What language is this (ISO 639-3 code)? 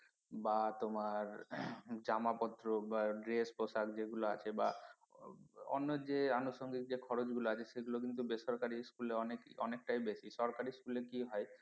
ben